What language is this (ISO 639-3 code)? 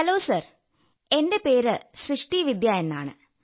mal